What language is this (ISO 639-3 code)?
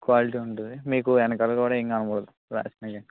tel